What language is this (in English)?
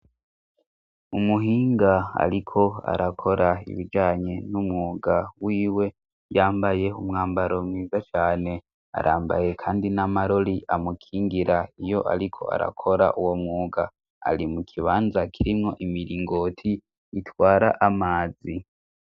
Rundi